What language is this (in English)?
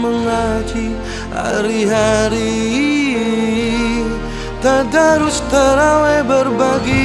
Arabic